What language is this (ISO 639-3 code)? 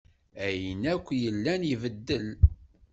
kab